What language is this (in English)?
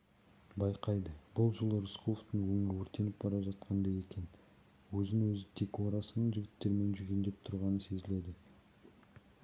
Kazakh